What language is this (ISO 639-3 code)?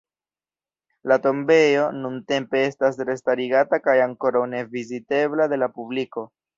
epo